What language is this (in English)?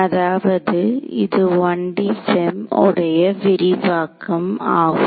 Tamil